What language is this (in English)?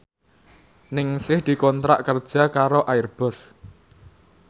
Javanese